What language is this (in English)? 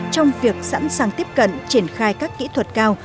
Vietnamese